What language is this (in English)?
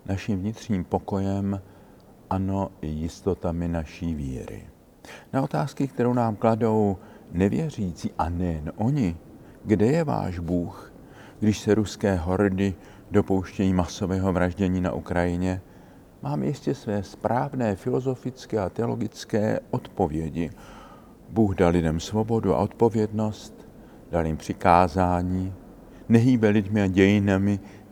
Czech